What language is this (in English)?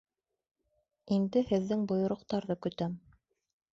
Bashkir